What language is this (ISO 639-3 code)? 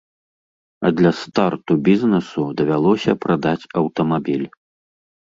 bel